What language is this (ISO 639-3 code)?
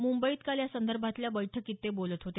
mar